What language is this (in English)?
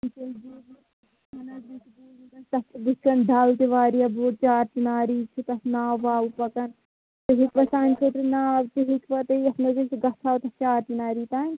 Kashmiri